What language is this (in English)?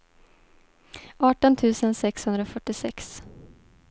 Swedish